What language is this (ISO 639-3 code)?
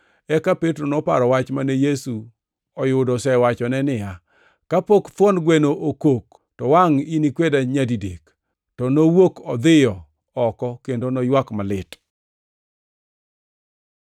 luo